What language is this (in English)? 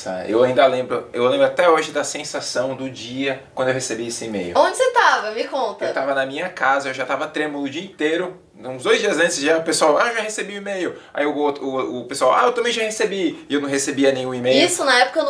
Portuguese